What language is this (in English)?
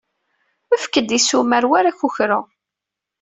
Kabyle